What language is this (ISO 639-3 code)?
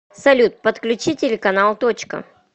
rus